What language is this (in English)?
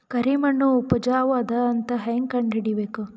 Kannada